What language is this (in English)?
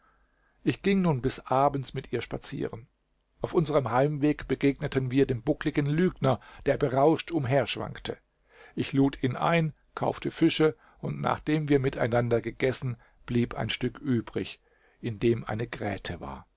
German